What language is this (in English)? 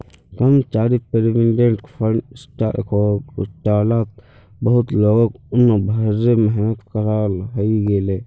Magahi